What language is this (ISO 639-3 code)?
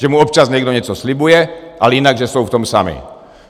ces